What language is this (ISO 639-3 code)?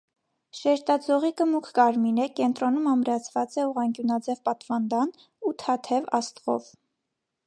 hye